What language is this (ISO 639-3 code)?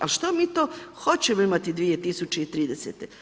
hrv